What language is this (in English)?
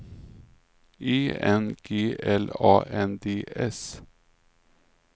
Swedish